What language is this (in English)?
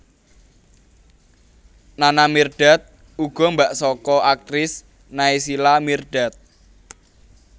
Javanese